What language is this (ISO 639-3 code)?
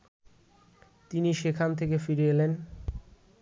ben